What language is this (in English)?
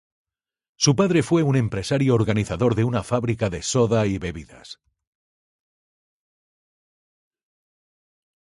Spanish